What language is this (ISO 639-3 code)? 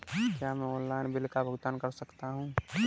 hin